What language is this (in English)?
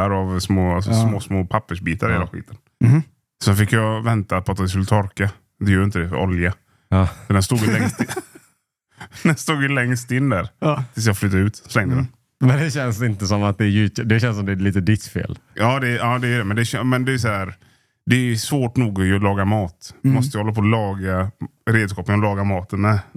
Swedish